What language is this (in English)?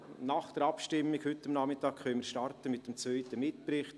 Swiss German